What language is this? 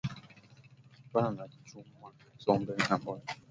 Swahili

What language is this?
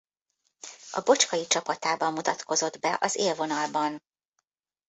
Hungarian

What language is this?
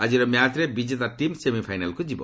Odia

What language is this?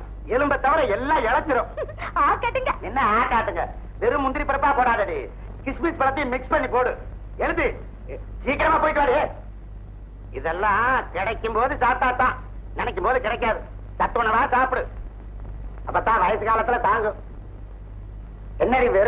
Indonesian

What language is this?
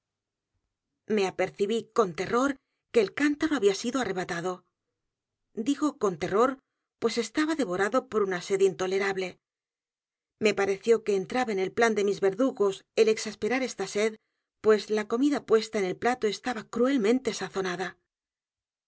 Spanish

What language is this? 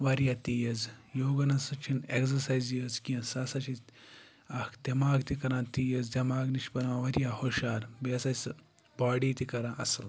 Kashmiri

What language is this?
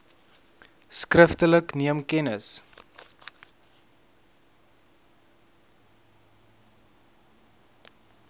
Afrikaans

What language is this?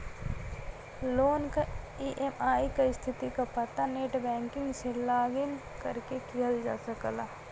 Bhojpuri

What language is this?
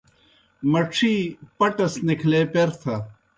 Kohistani Shina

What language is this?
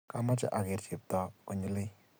Kalenjin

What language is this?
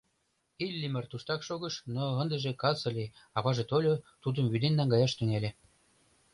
Mari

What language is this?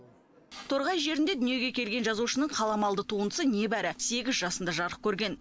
Kazakh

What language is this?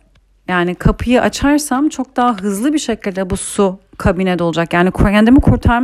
Turkish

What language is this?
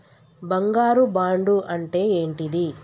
Telugu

